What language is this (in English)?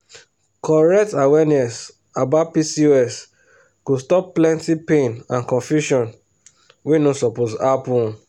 Nigerian Pidgin